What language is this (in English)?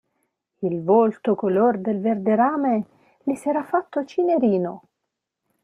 Italian